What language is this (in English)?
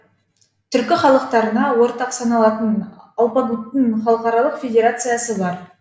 Kazakh